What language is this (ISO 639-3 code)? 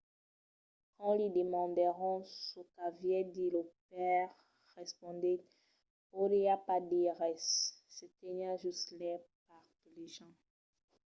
oci